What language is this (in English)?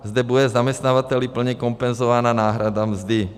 Czech